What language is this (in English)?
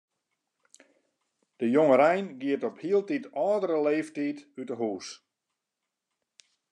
Western Frisian